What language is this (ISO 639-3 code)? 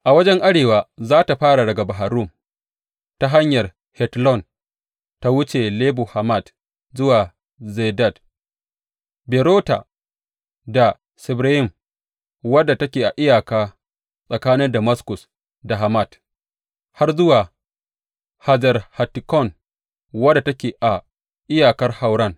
hau